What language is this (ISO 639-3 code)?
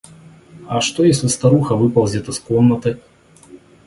rus